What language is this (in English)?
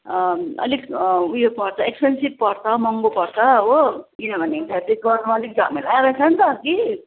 Nepali